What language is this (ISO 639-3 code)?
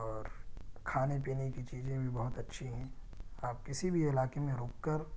urd